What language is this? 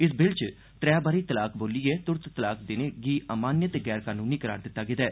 Dogri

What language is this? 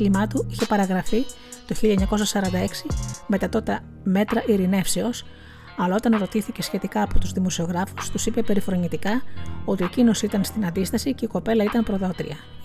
Greek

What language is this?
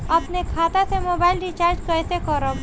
Bhojpuri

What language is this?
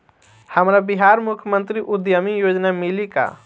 Bhojpuri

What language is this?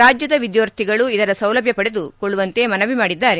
Kannada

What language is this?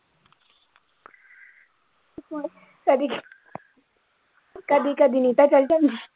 Punjabi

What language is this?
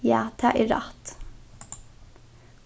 Faroese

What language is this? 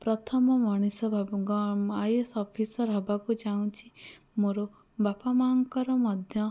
Odia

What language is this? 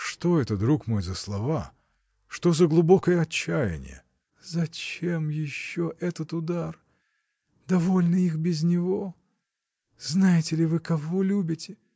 Russian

